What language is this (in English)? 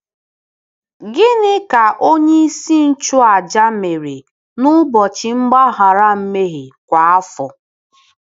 Igbo